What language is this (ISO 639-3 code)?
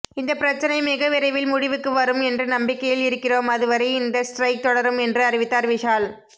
tam